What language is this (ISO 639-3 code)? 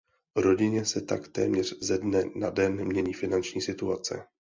ces